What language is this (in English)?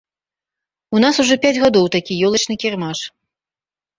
Belarusian